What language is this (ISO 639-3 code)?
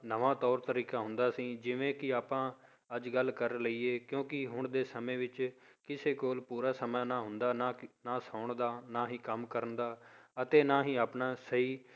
pan